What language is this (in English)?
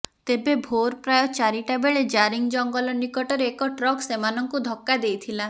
Odia